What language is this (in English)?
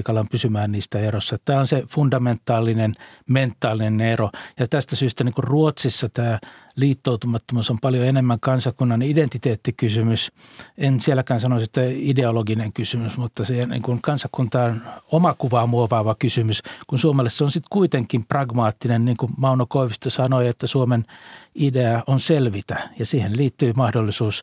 Finnish